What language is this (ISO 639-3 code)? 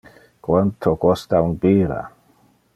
ina